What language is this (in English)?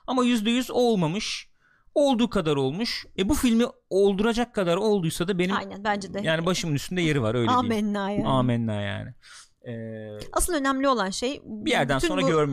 Turkish